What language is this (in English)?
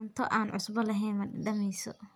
Somali